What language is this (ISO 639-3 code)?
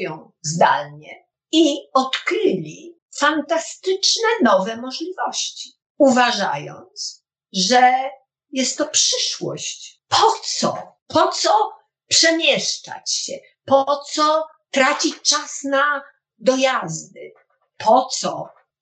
pol